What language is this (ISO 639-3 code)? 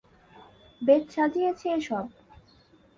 ben